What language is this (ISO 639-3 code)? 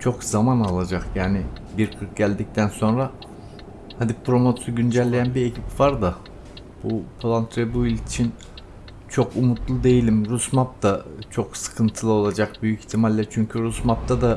tur